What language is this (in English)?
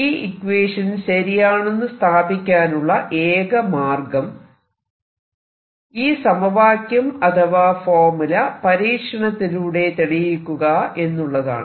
Malayalam